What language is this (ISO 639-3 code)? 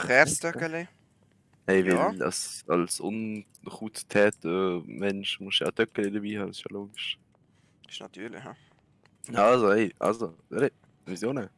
deu